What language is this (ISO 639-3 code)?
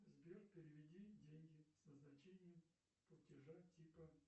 rus